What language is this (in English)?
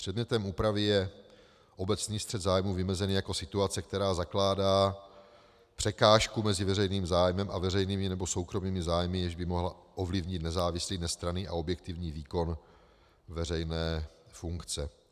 Czech